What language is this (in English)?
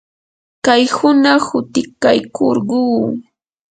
Yanahuanca Pasco Quechua